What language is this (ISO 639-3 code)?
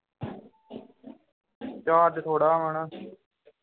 pan